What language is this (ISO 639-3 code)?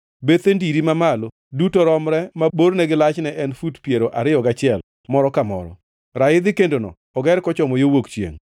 luo